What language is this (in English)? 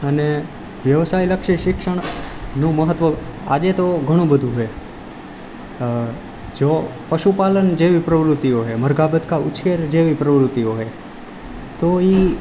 Gujarati